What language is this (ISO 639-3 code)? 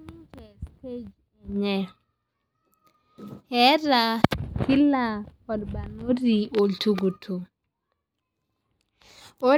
mas